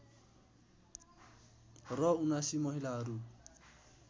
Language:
Nepali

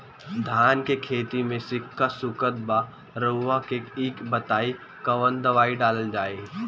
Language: Bhojpuri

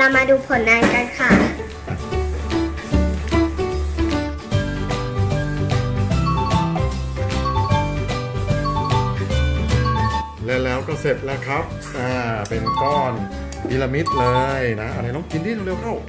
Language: Thai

